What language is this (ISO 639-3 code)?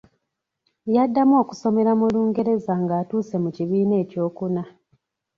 lug